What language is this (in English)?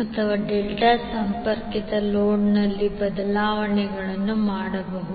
Kannada